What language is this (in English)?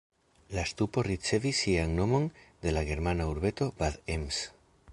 Esperanto